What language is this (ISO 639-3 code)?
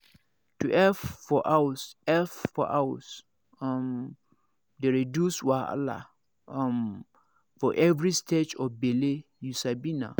pcm